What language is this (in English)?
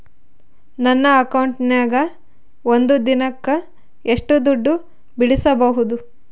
Kannada